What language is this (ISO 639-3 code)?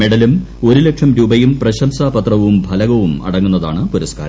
mal